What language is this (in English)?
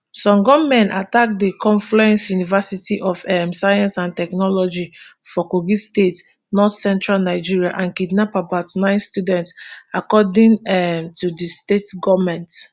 Nigerian Pidgin